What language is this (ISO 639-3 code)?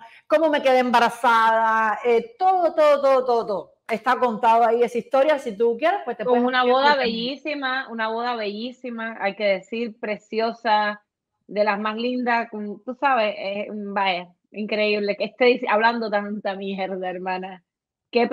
spa